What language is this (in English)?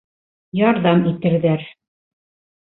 Bashkir